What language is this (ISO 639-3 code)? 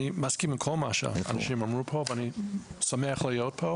heb